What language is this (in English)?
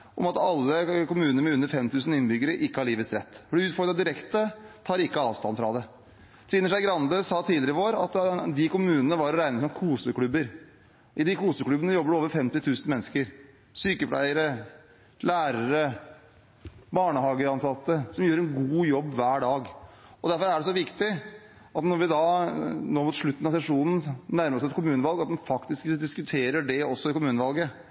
Norwegian Bokmål